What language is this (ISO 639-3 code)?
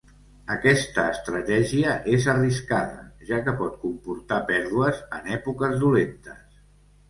cat